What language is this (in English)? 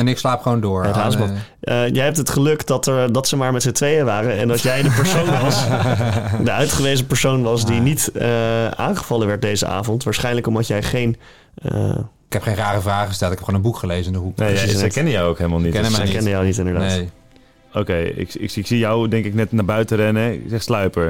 Dutch